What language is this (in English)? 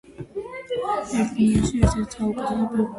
Georgian